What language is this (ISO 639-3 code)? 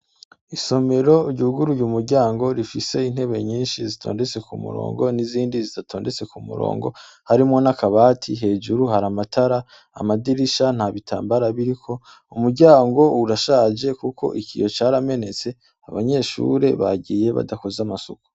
run